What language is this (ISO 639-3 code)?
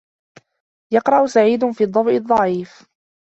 ara